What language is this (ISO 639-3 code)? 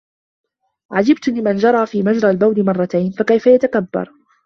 ara